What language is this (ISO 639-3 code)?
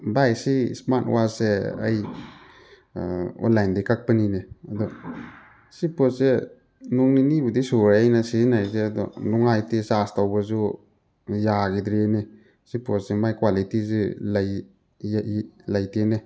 mni